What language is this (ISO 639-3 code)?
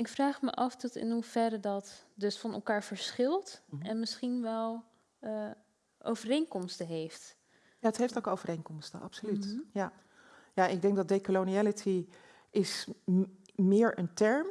nld